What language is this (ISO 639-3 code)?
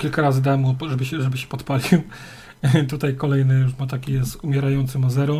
pol